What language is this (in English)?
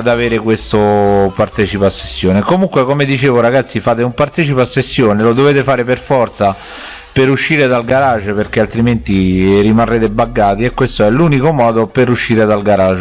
Italian